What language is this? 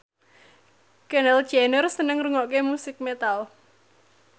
Javanese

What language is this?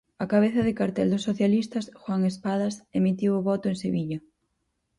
Galician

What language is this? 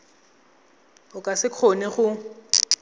Tswana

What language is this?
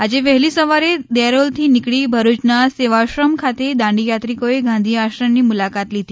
Gujarati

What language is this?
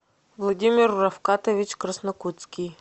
Russian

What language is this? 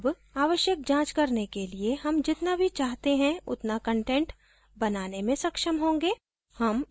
Hindi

